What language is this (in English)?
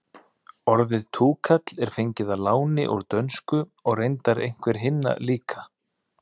Icelandic